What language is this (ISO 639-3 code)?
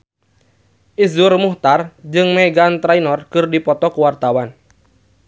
sun